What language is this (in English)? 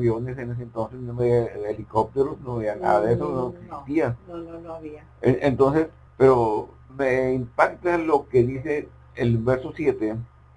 Spanish